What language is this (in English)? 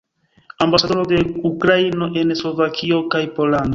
Esperanto